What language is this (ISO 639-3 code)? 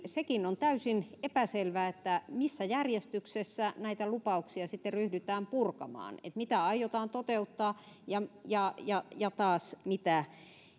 fin